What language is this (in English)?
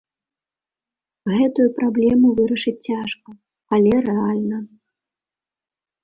Belarusian